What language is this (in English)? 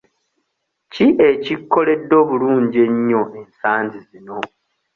Ganda